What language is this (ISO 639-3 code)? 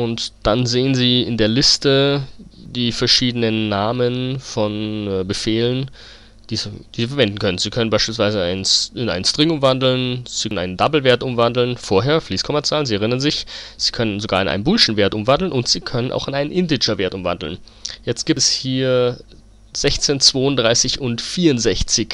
deu